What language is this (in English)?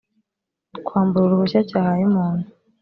Kinyarwanda